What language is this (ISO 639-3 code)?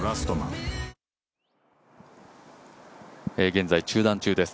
jpn